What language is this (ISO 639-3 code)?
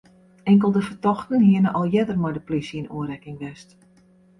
fry